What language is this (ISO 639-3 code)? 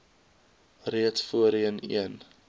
afr